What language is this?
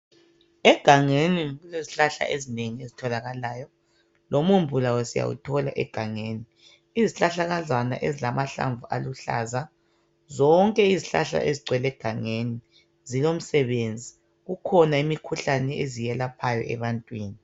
North Ndebele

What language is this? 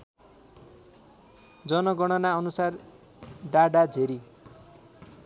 Nepali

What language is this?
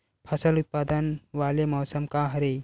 Chhattisgarhi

